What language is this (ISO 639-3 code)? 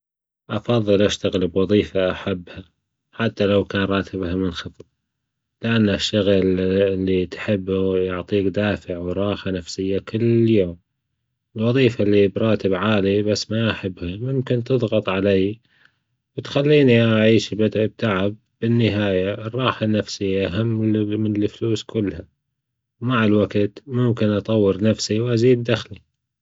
afb